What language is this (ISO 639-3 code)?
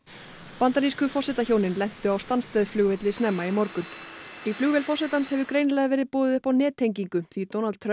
isl